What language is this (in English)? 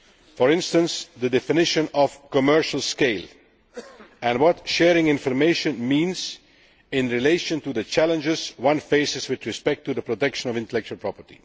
English